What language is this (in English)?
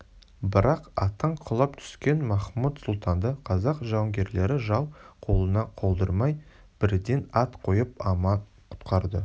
Kazakh